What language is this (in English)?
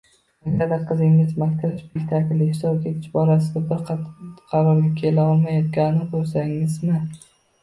Uzbek